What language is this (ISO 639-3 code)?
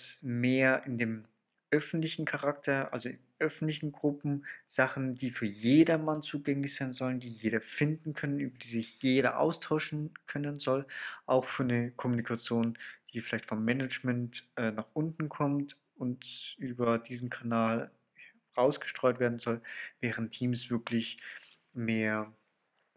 deu